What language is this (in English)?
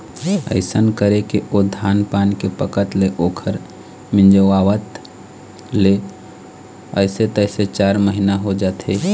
Chhattisgarhi